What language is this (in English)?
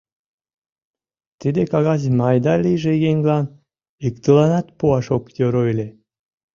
Mari